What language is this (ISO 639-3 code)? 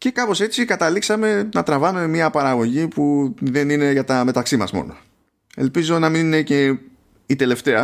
ell